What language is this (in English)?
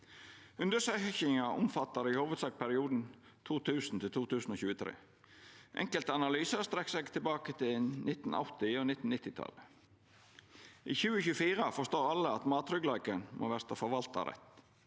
Norwegian